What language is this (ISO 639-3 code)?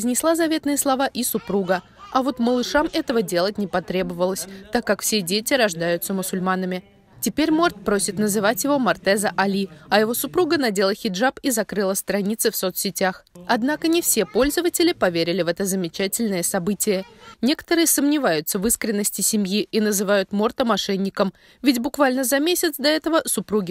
rus